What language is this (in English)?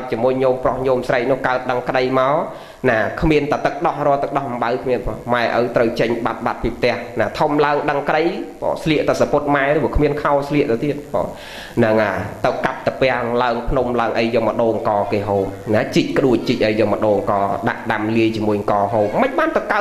Vietnamese